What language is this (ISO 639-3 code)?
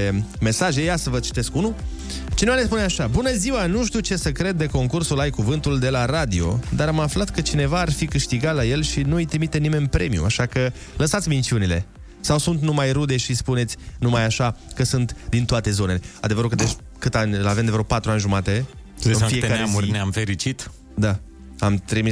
ron